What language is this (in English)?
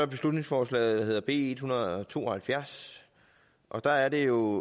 Danish